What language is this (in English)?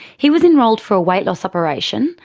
English